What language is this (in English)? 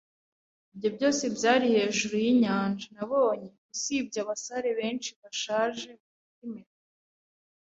Kinyarwanda